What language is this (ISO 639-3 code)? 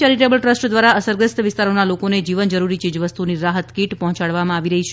guj